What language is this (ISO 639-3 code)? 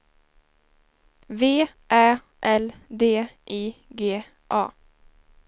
swe